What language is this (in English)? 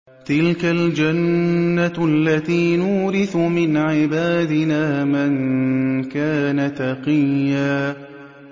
Arabic